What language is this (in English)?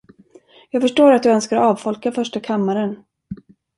Swedish